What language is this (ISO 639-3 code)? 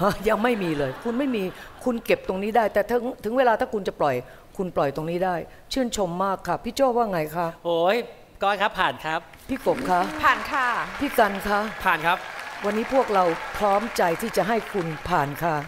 tha